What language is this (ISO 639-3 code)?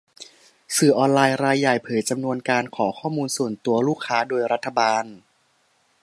tha